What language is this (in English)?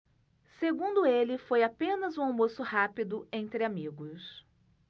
Portuguese